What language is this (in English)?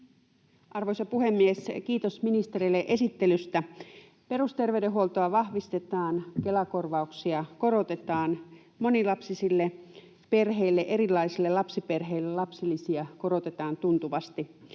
Finnish